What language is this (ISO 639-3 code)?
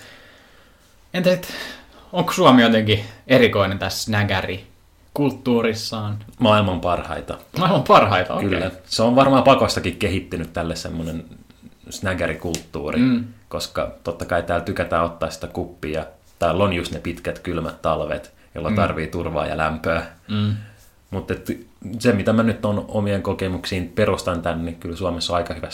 fin